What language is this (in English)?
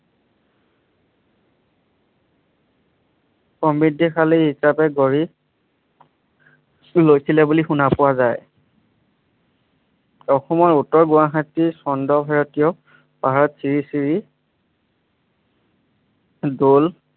Assamese